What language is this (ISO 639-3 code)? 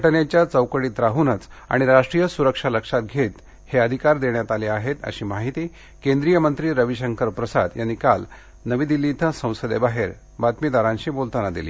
mar